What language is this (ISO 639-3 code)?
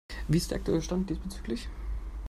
deu